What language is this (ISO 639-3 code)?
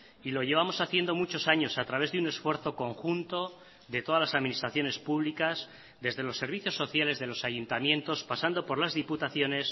spa